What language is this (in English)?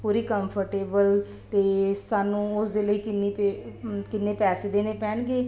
Punjabi